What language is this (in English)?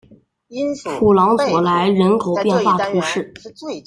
Chinese